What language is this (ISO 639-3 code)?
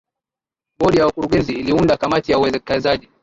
swa